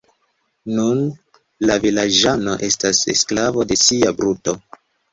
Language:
Esperanto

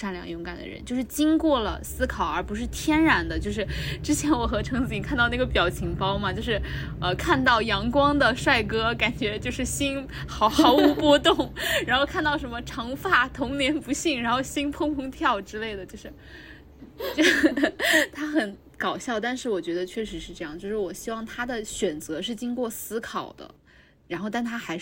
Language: Chinese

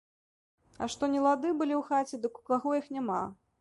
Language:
Belarusian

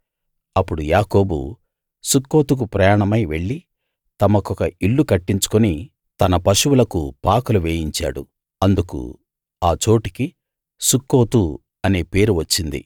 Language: Telugu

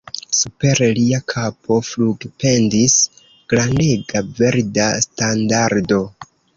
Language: Esperanto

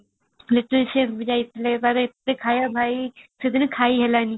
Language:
Odia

